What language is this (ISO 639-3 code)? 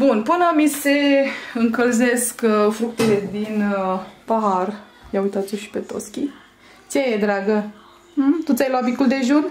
ron